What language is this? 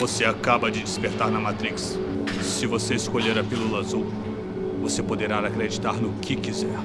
Portuguese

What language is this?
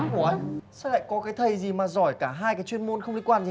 Vietnamese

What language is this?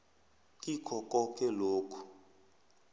South Ndebele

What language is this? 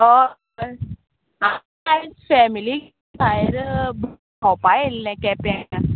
Konkani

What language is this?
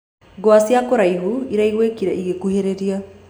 Kikuyu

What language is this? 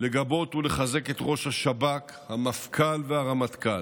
Hebrew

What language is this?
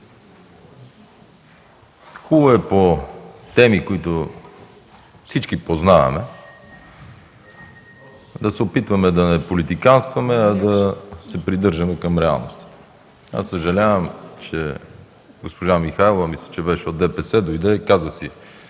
Bulgarian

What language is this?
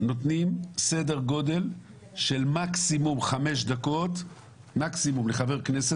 Hebrew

